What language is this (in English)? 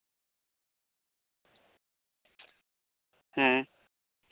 Santali